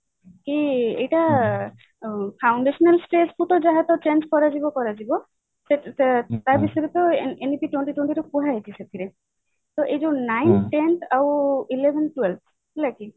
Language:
Odia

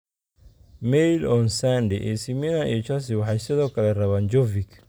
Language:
Somali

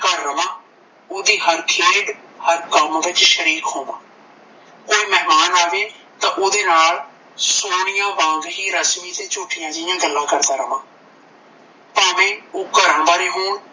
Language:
Punjabi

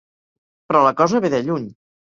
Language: Catalan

